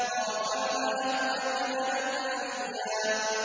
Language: Arabic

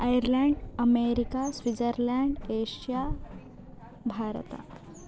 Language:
Sanskrit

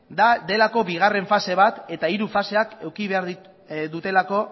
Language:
Basque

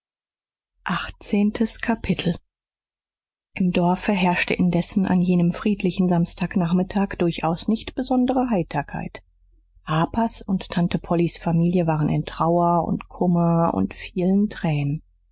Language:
German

